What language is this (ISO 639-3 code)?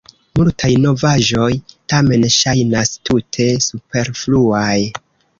epo